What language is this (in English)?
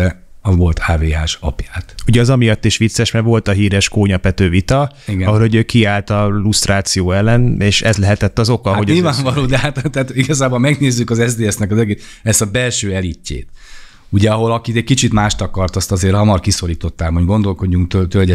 Hungarian